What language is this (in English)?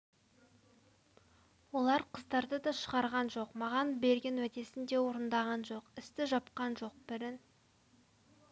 Kazakh